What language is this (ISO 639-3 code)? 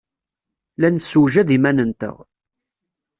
kab